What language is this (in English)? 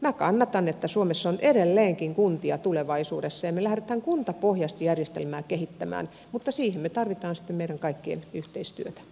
Finnish